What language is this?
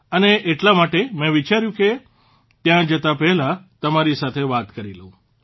Gujarati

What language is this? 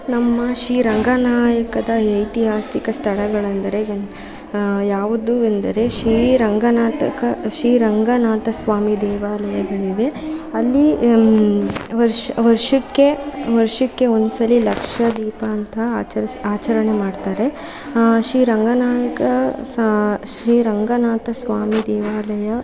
Kannada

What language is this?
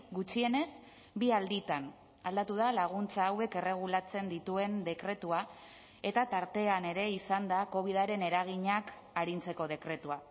Basque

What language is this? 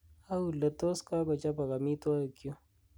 Kalenjin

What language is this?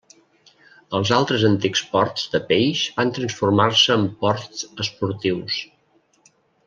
Catalan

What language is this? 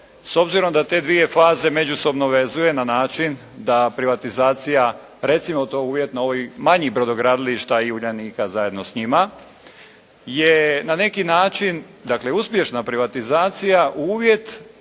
Croatian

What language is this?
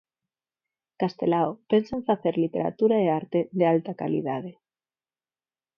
Galician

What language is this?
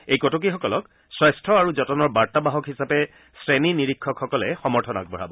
Assamese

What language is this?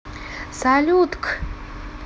Russian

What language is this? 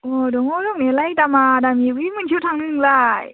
Bodo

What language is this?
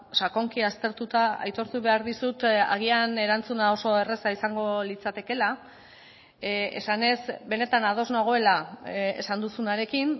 Basque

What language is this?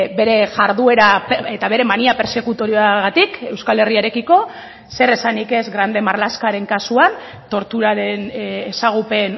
Basque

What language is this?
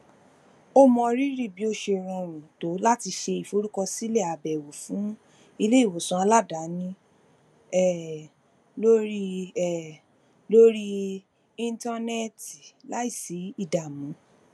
Yoruba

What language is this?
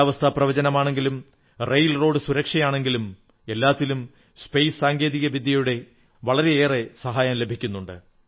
Malayalam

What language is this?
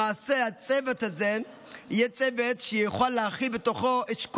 Hebrew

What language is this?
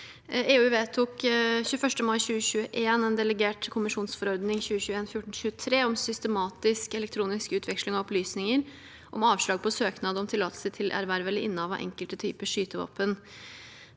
Norwegian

